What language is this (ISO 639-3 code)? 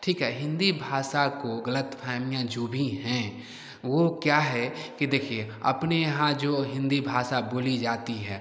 hin